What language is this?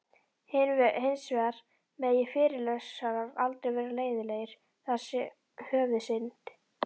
Icelandic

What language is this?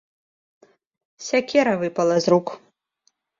Belarusian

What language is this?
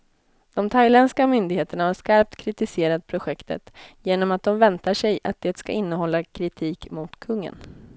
Swedish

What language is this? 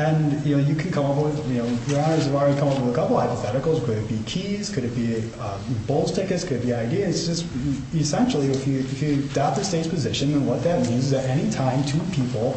English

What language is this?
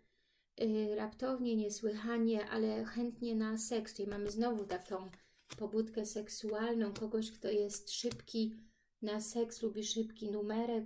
Polish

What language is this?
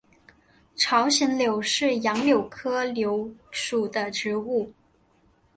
Chinese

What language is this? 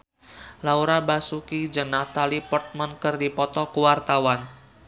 Sundanese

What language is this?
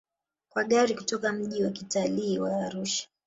Swahili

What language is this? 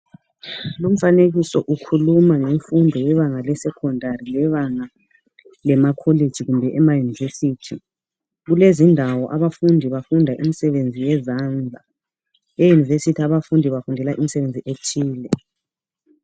North Ndebele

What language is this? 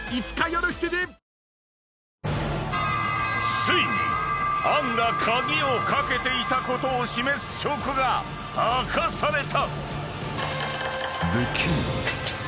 Japanese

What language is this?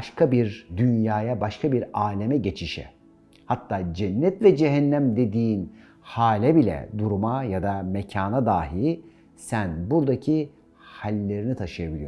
Turkish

